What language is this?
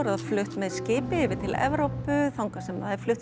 Icelandic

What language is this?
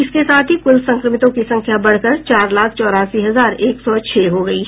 Hindi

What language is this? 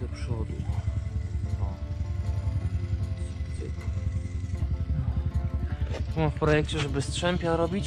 Polish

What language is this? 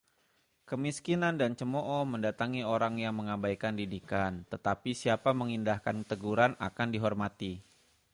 Indonesian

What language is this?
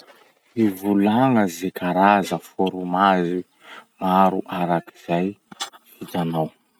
Masikoro Malagasy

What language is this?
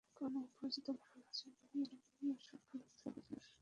Bangla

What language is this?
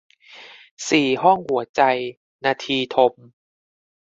Thai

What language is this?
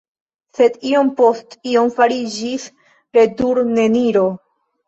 Esperanto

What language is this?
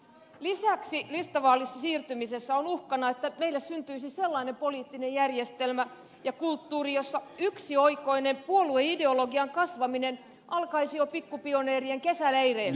Finnish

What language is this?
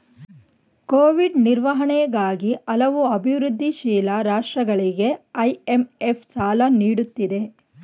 Kannada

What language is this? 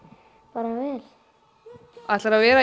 Icelandic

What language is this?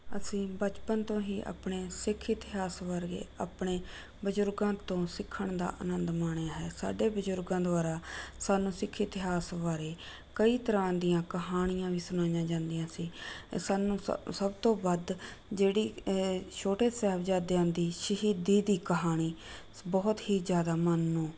Punjabi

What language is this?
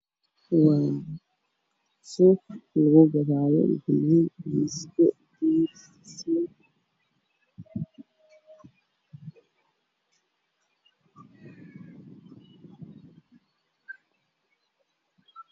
Somali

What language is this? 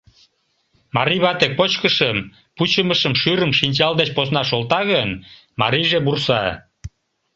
Mari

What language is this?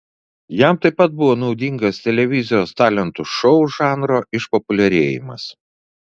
Lithuanian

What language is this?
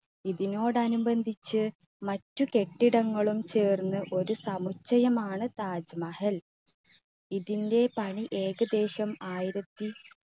Malayalam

